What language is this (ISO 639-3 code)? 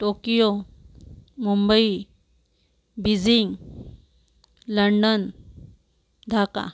mar